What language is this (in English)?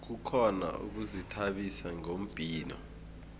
South Ndebele